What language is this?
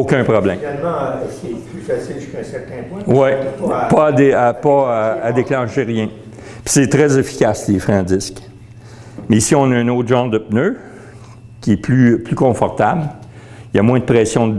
French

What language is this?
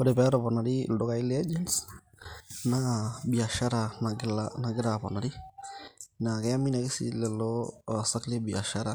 Masai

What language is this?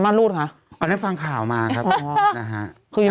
Thai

